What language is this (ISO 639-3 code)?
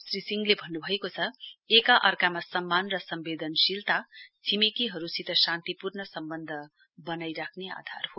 nep